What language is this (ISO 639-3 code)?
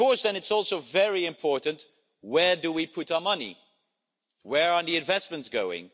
eng